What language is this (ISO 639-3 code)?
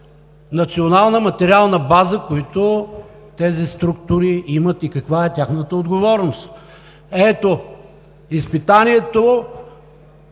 bul